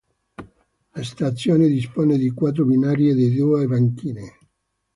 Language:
Italian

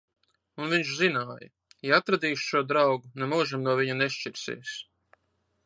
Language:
Latvian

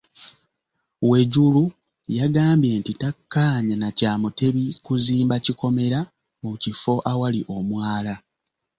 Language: Ganda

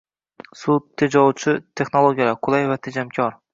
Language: Uzbek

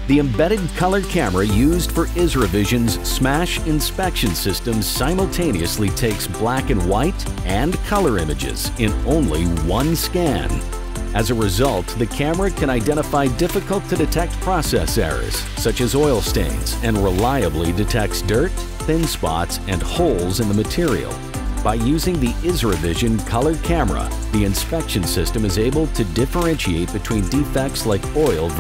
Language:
English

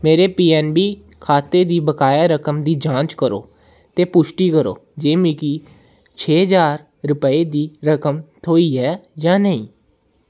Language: Dogri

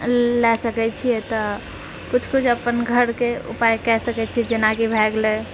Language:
Maithili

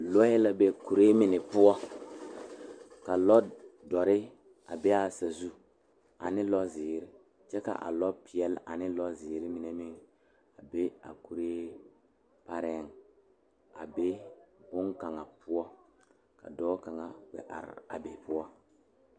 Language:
Southern Dagaare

